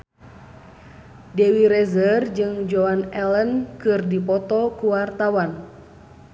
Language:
Sundanese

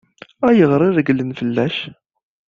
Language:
Kabyle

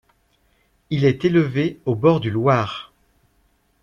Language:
French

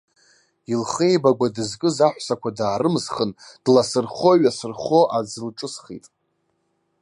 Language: Abkhazian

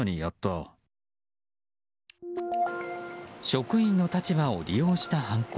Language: Japanese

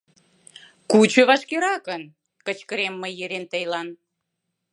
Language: Mari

